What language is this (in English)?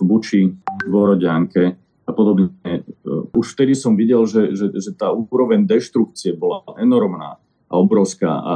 Slovak